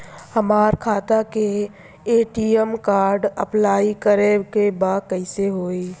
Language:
Bhojpuri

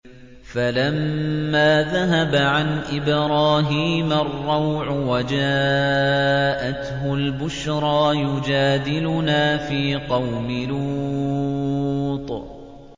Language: Arabic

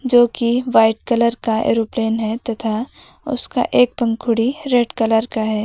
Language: Hindi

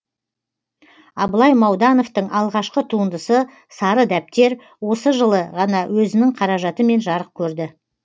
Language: Kazakh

